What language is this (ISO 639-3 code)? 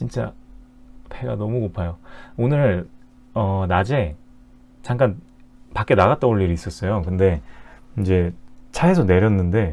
kor